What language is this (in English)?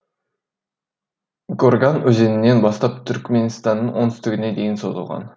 Kazakh